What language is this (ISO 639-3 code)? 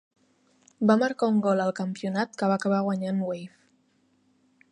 cat